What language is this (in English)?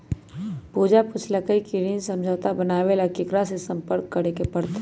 Magahi